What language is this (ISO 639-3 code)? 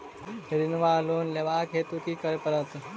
mai